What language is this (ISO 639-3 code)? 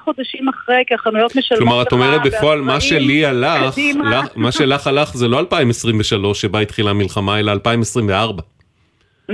heb